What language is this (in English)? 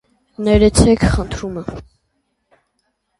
Armenian